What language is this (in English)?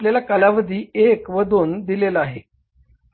Marathi